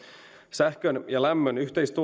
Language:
Finnish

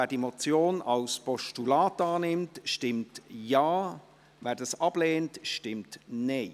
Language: Swiss German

